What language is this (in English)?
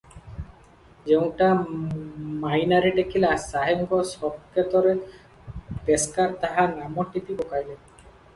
Odia